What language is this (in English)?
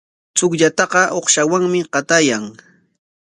Corongo Ancash Quechua